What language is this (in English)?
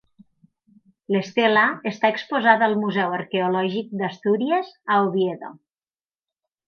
Catalan